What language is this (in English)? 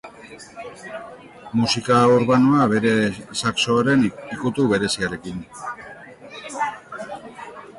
Basque